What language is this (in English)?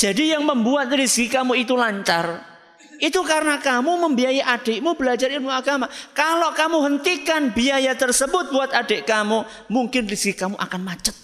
Indonesian